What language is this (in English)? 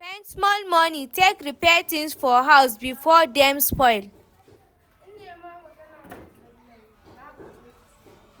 Nigerian Pidgin